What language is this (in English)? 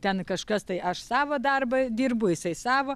Lithuanian